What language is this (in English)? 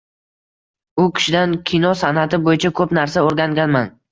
Uzbek